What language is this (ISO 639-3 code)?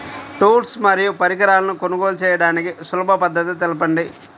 tel